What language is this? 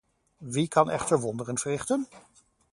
Dutch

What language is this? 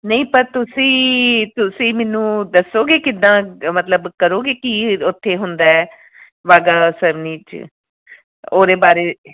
Punjabi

